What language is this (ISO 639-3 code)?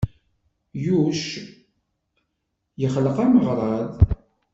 kab